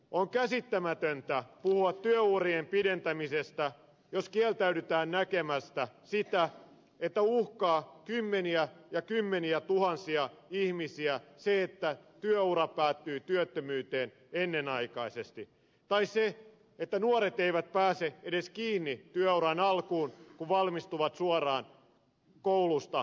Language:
Finnish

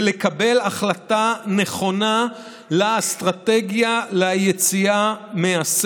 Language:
Hebrew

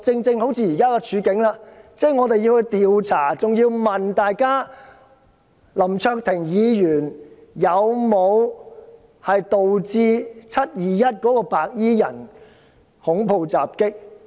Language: Cantonese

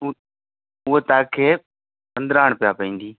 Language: Sindhi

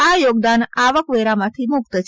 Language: Gujarati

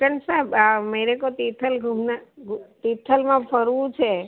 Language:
Gujarati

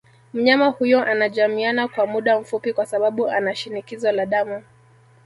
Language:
Swahili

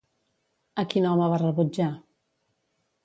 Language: Catalan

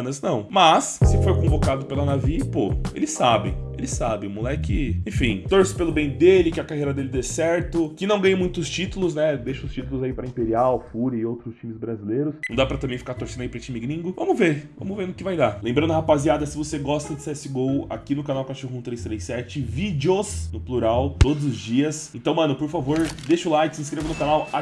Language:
Portuguese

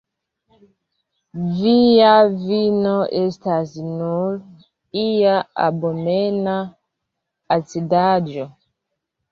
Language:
Esperanto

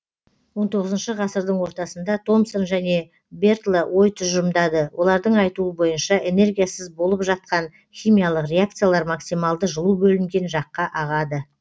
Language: Kazakh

